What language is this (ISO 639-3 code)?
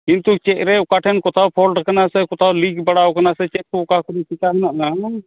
sat